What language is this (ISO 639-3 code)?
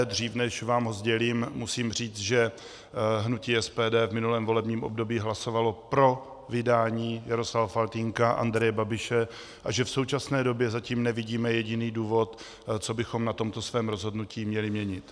ces